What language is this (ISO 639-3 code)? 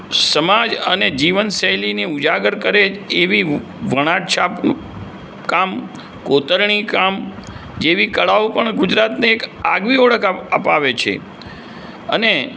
guj